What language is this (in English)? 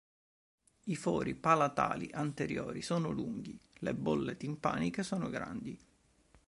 Italian